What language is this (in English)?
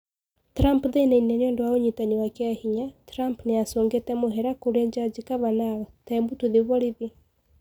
Kikuyu